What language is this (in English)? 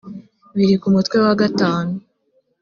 Kinyarwanda